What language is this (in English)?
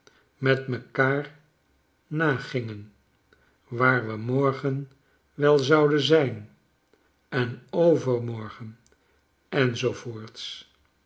Dutch